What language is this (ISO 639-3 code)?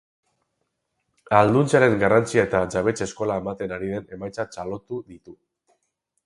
eus